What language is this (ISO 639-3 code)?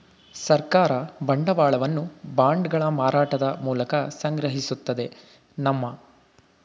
kan